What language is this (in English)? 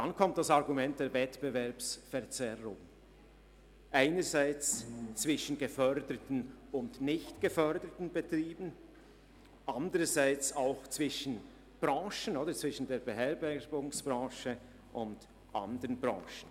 Swiss German